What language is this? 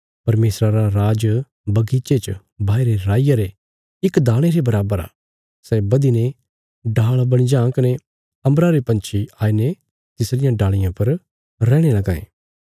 Bilaspuri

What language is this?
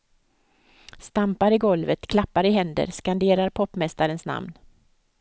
Swedish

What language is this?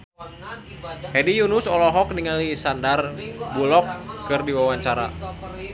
Sundanese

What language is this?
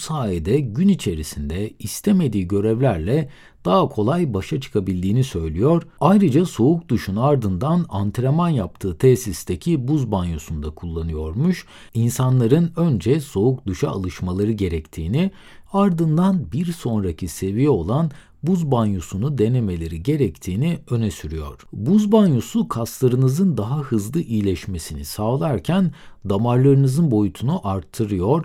Turkish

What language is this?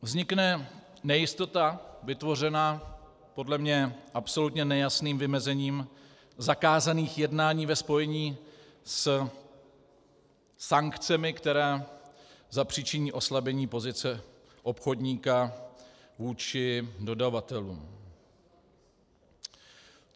Czech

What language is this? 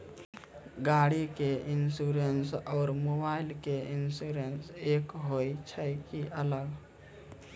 Maithili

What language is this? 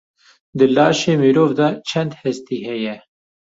Kurdish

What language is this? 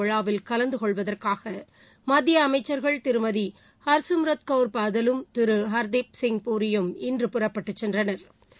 Tamil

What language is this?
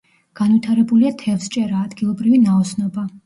Georgian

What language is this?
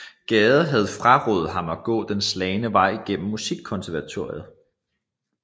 Danish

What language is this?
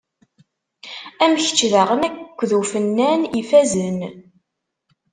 Kabyle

